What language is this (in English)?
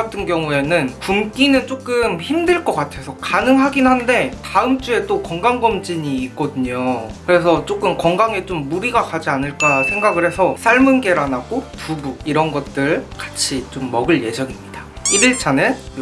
Korean